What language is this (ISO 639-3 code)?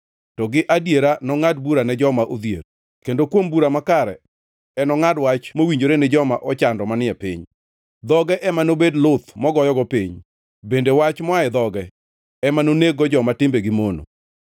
luo